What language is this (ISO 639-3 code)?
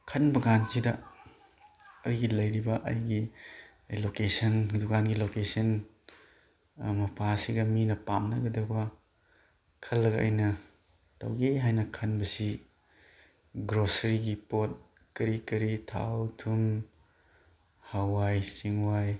mni